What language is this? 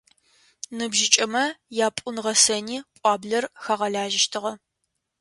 Adyghe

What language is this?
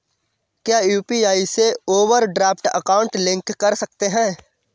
Hindi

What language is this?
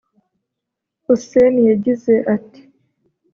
Kinyarwanda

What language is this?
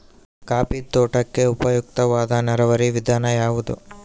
Kannada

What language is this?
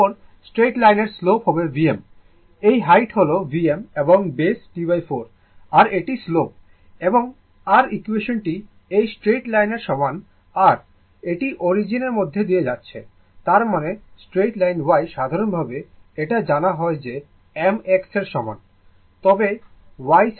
Bangla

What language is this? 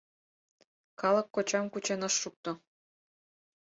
Mari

